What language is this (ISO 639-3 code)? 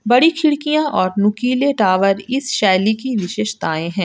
hin